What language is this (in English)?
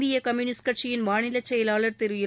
Tamil